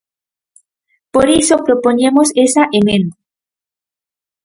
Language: Galician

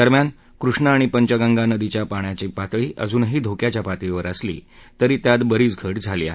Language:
Marathi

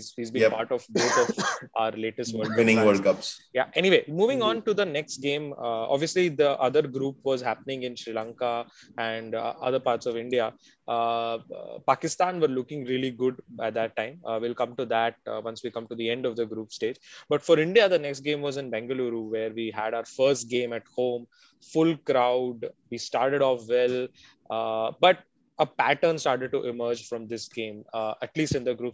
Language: English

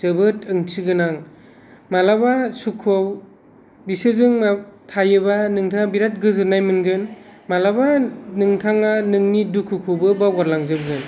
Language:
Bodo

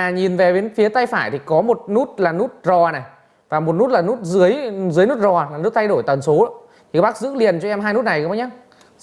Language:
Vietnamese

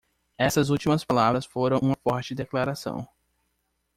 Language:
Portuguese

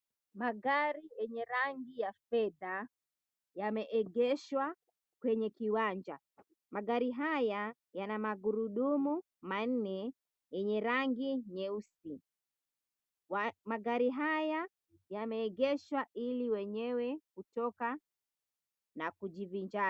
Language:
Swahili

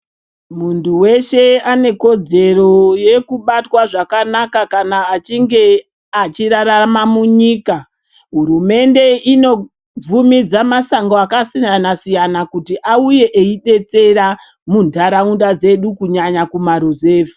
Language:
Ndau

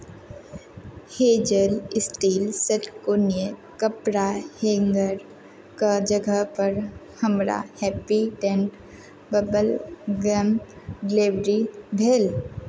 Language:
Maithili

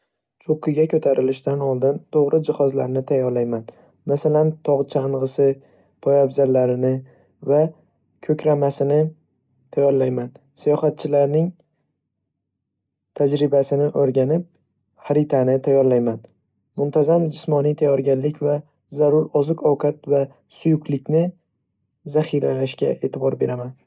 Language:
Uzbek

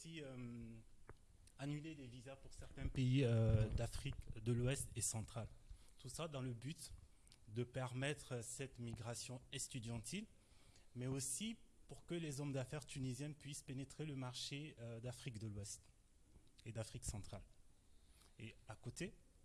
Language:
French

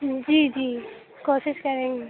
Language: Urdu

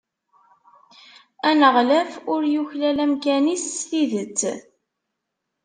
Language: Kabyle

